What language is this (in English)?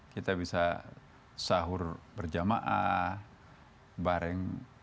Indonesian